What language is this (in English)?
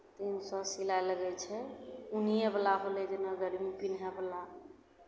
Maithili